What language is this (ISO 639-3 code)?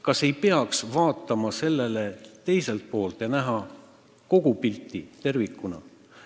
est